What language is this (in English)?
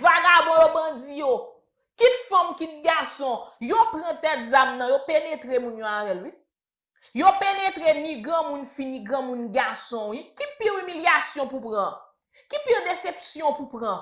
French